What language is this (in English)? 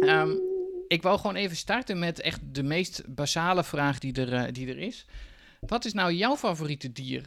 Dutch